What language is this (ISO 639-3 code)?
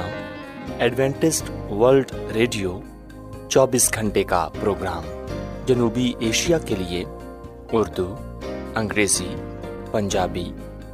urd